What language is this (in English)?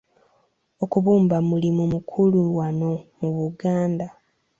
Ganda